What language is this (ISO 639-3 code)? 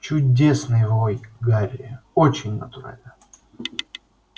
rus